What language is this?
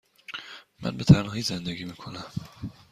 Persian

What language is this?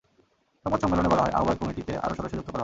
Bangla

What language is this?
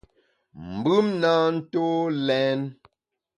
Bamun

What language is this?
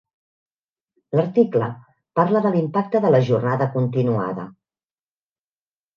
Catalan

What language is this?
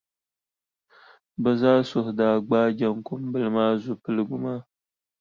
Dagbani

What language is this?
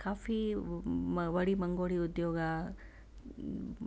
Sindhi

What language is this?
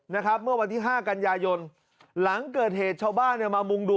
Thai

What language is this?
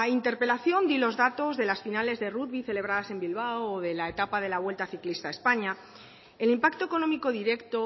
Spanish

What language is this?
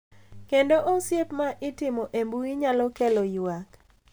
Luo (Kenya and Tanzania)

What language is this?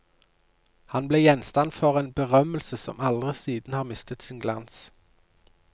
Norwegian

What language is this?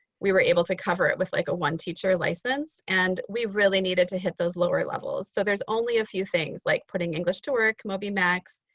English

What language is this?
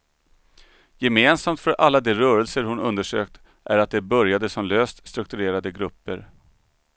Swedish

